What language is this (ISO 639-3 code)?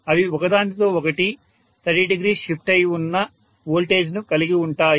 tel